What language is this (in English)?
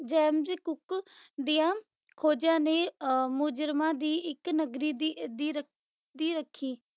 Punjabi